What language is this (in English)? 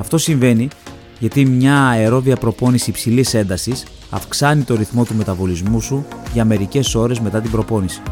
Greek